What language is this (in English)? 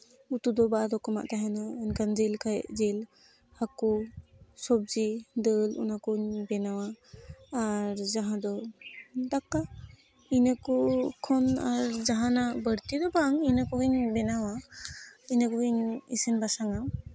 Santali